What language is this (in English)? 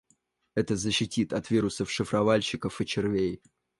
Russian